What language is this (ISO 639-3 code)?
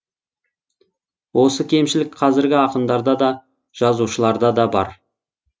kaz